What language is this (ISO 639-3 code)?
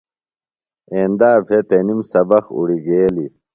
phl